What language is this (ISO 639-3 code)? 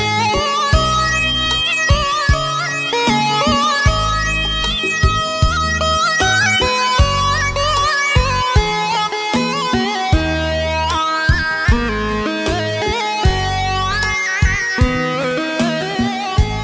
vie